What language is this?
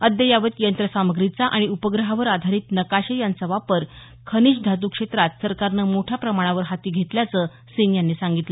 Marathi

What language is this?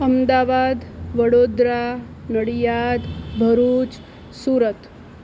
Gujarati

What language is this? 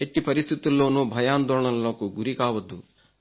Telugu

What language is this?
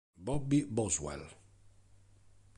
Italian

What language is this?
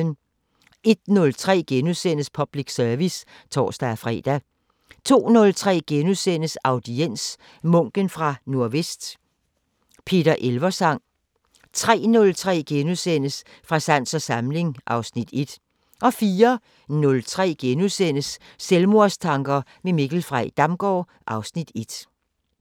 Danish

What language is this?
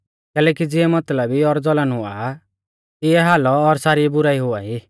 Mahasu Pahari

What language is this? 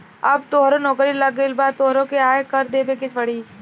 Bhojpuri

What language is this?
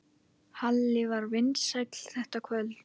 Icelandic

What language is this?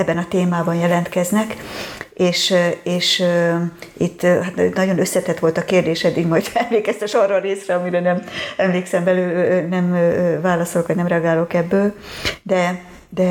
Hungarian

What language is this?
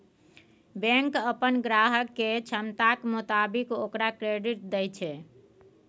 Maithili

